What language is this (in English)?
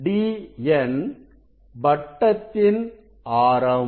Tamil